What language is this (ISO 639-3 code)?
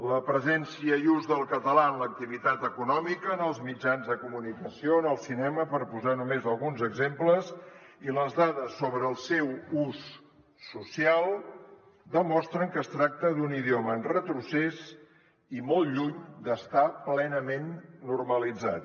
cat